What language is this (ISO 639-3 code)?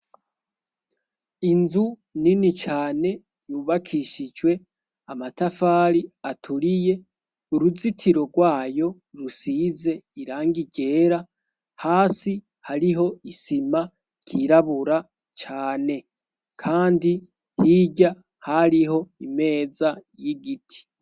run